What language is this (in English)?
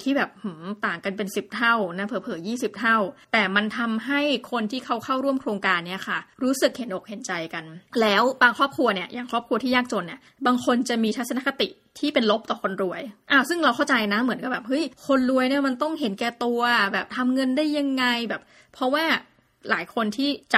Thai